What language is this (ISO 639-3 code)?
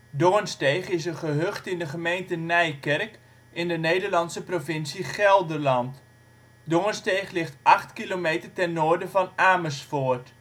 nld